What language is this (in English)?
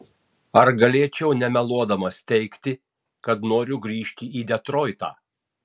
Lithuanian